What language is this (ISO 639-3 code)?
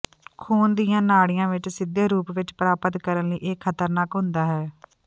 pan